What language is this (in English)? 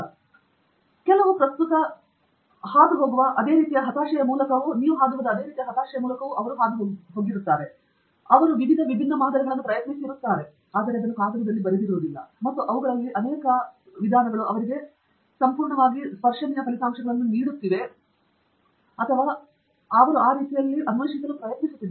Kannada